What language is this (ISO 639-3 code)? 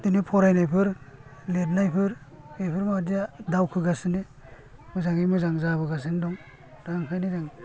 brx